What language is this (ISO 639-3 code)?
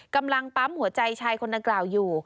tha